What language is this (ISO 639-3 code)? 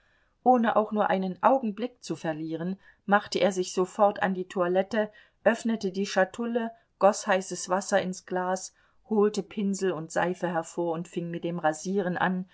deu